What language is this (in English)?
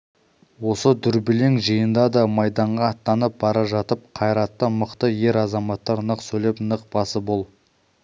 Kazakh